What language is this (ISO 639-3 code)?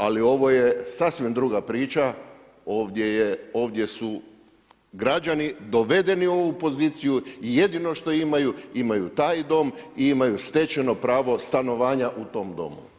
hrv